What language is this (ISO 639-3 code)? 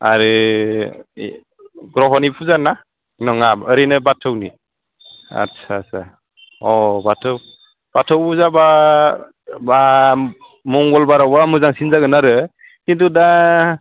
brx